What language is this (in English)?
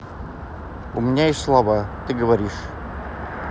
Russian